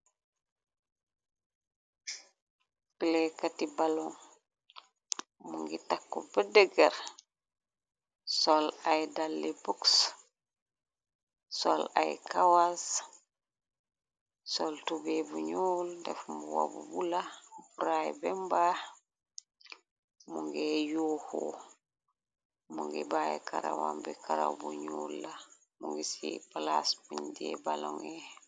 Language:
Wolof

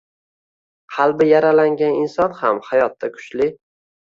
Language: Uzbek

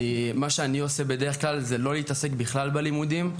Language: Hebrew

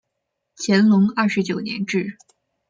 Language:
Chinese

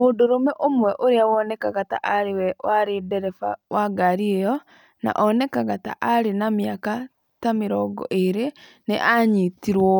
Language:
Kikuyu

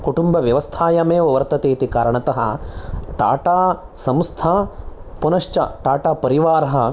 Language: Sanskrit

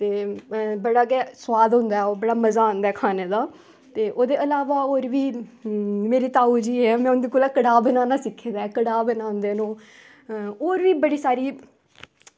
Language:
Dogri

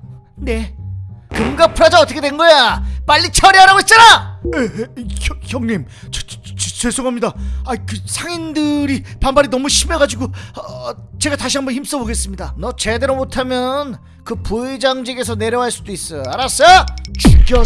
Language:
Korean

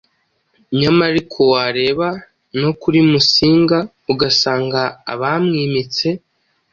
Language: Kinyarwanda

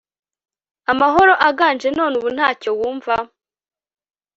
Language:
Kinyarwanda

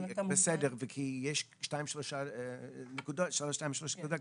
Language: Hebrew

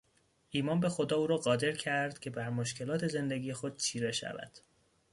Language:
Persian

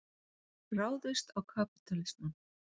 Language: Icelandic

